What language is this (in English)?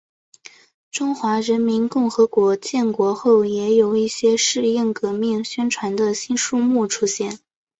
Chinese